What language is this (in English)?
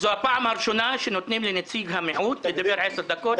Hebrew